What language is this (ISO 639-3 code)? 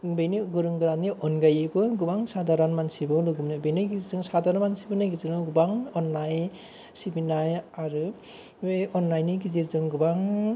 brx